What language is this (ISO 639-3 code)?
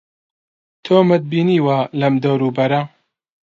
ckb